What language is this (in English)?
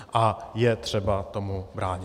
Czech